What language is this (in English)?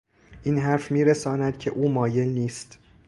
Persian